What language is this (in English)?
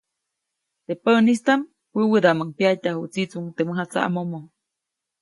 Copainalá Zoque